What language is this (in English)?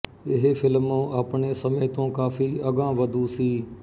Punjabi